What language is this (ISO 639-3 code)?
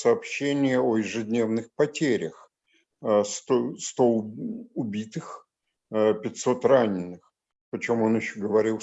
rus